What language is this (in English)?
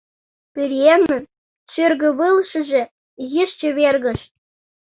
Mari